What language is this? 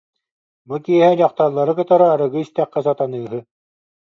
Yakut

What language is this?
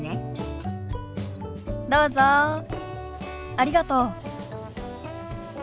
Japanese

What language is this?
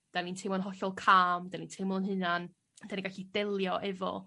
Welsh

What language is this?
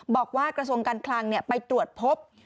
Thai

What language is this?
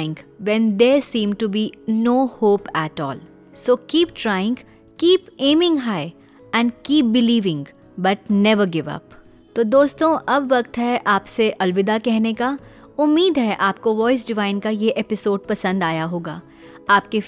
Hindi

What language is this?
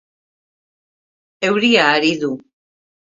Basque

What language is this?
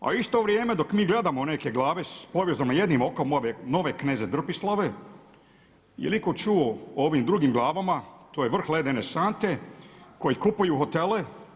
Croatian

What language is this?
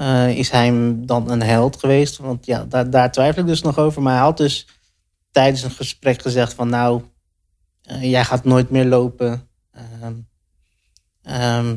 Dutch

